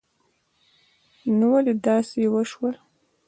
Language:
Pashto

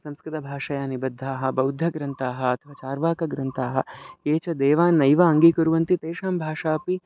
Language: Sanskrit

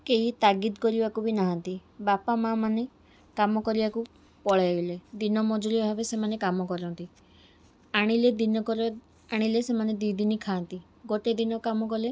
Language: Odia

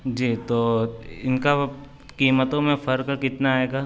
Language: Urdu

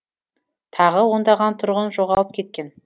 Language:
Kazakh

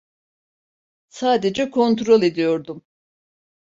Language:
Turkish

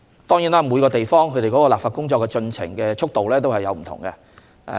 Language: Cantonese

